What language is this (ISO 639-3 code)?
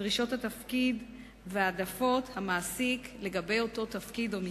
heb